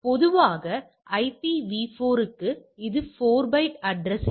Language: Tamil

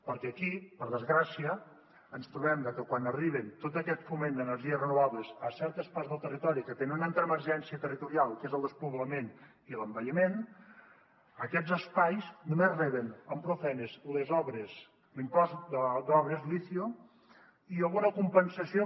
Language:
Catalan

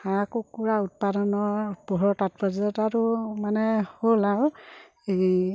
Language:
Assamese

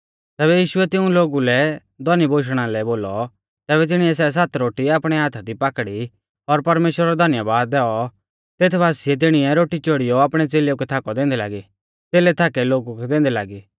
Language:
Mahasu Pahari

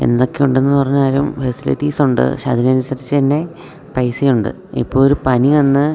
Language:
Malayalam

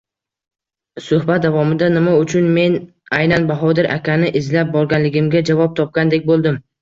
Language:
Uzbek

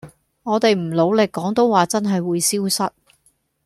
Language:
Cantonese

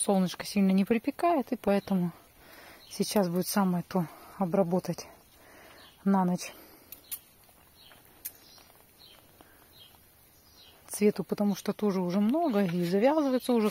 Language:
Russian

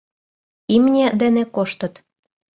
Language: Mari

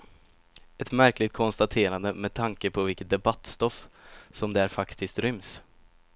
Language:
Swedish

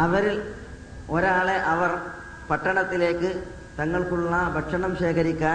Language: Malayalam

